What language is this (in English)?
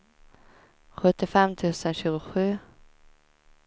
Swedish